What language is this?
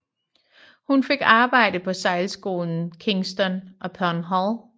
Danish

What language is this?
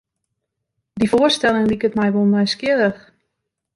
Western Frisian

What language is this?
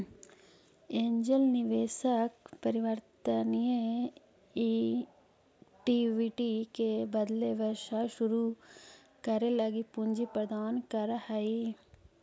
Magahi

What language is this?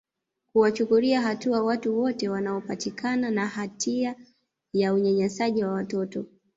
Swahili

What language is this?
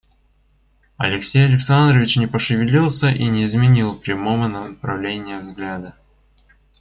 Russian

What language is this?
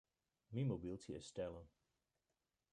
Western Frisian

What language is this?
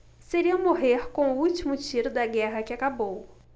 Portuguese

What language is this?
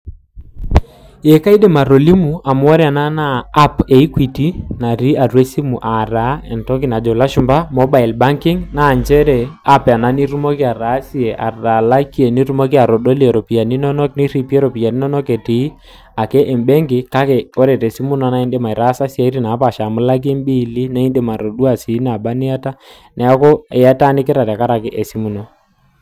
Masai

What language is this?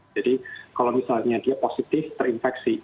Indonesian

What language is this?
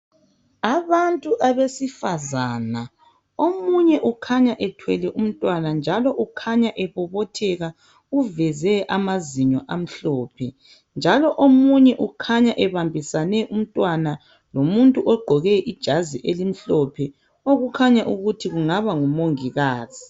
North Ndebele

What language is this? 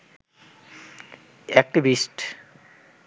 Bangla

